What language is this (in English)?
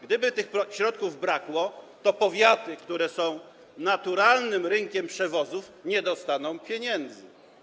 Polish